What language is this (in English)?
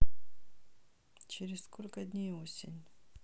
Russian